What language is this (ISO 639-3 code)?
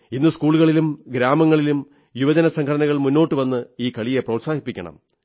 mal